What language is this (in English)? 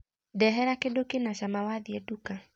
Kikuyu